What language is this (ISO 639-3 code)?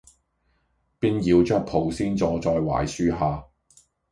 yue